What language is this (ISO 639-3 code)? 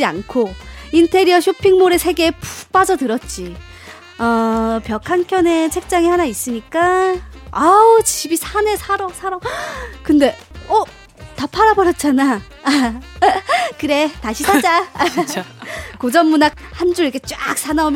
kor